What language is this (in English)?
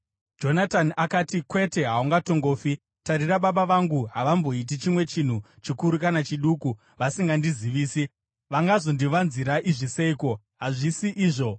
Shona